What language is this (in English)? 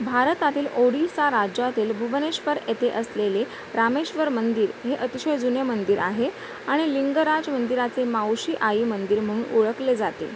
Marathi